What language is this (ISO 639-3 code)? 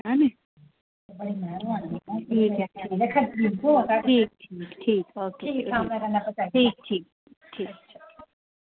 doi